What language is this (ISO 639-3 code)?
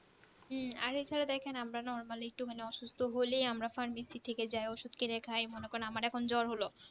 ben